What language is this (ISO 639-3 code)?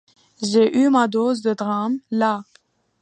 fra